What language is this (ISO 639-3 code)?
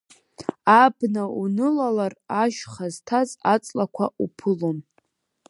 abk